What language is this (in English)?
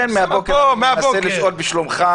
Hebrew